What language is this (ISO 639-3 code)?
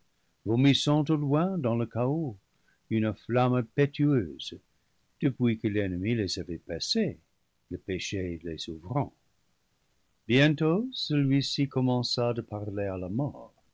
fra